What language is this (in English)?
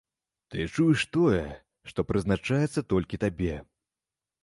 Belarusian